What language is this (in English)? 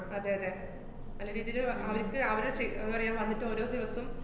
Malayalam